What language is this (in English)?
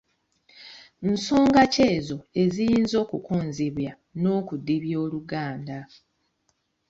Ganda